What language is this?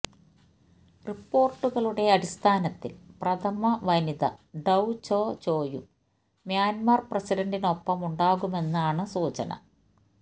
Malayalam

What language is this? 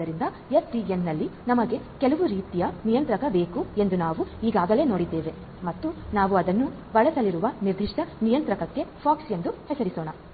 Kannada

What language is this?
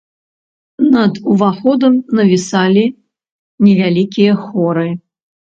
Belarusian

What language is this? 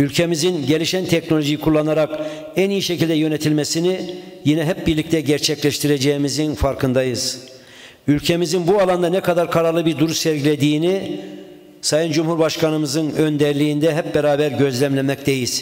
Turkish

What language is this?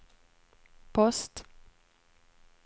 Swedish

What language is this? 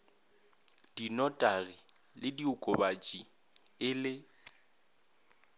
Northern Sotho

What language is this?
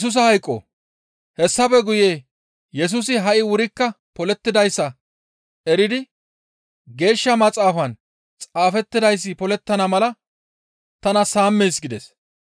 Gamo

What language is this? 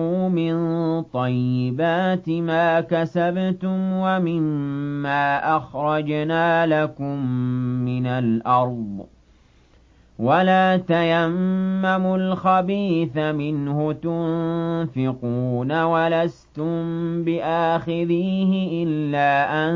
Arabic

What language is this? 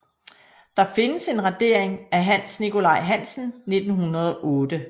Danish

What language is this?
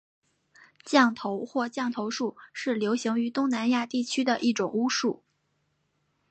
Chinese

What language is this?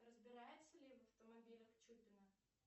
Russian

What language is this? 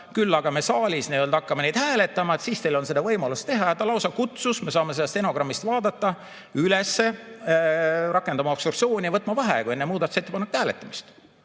Estonian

